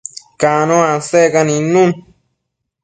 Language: Matsés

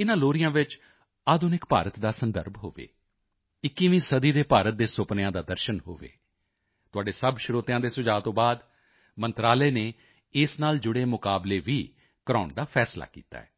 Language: Punjabi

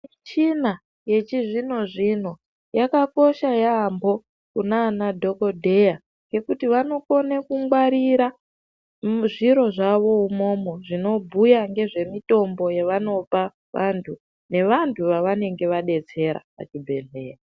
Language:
Ndau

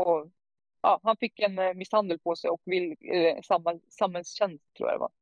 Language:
Swedish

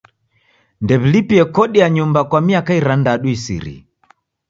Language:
Taita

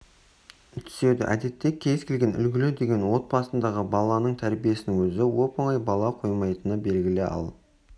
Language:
Kazakh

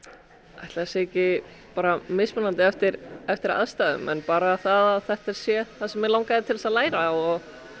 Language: Icelandic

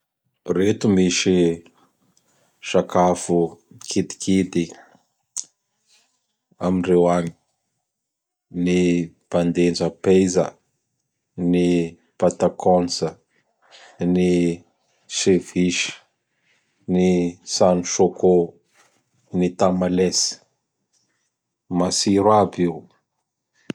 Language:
Bara Malagasy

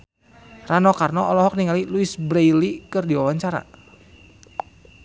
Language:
Sundanese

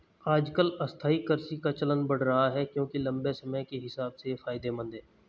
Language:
Hindi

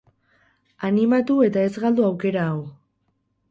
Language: Basque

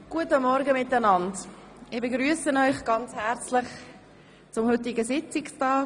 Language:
Swiss German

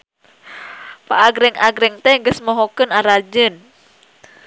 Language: Sundanese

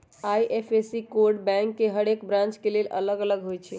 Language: Magahi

